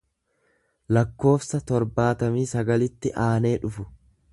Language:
Oromo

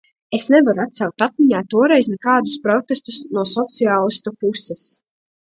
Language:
Latvian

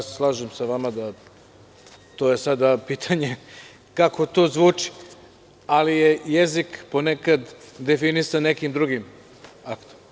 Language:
Serbian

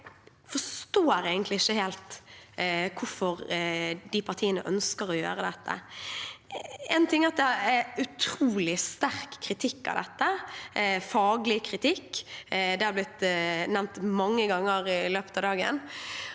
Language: Norwegian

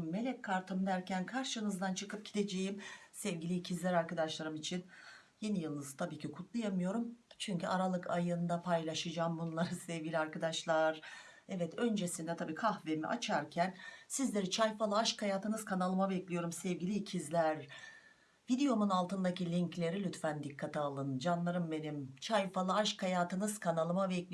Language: Turkish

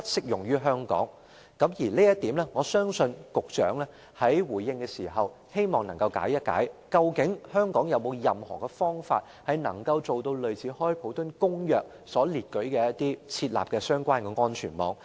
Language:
Cantonese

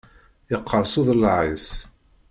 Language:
Kabyle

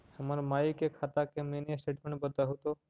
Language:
Magahi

